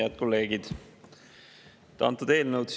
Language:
Estonian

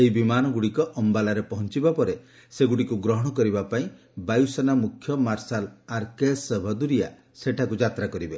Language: Odia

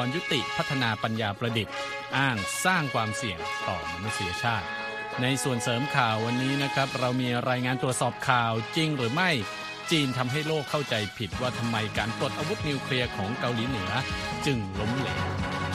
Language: Thai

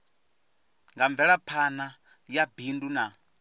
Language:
Venda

